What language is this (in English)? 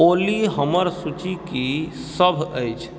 Maithili